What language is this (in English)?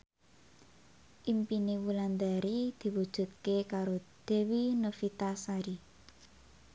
Javanese